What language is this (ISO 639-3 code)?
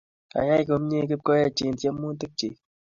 kln